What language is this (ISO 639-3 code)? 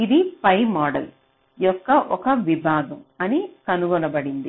tel